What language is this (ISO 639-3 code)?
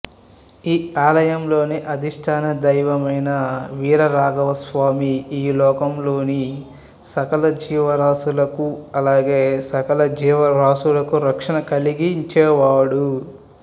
tel